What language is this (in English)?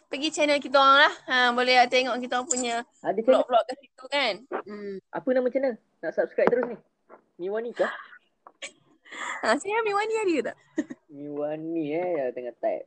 Malay